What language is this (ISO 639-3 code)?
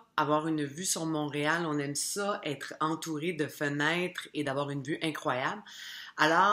fra